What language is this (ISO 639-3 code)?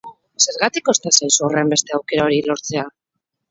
eus